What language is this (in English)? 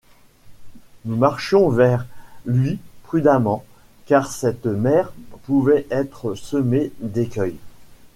French